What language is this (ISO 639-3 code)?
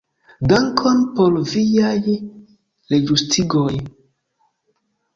epo